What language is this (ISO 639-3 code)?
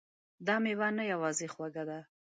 pus